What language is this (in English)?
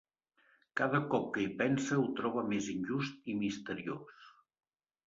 Catalan